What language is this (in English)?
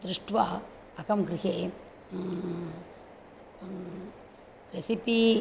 Sanskrit